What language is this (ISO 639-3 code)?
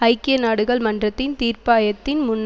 tam